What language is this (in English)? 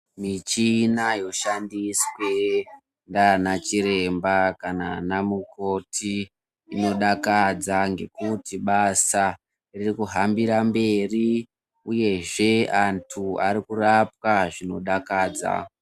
Ndau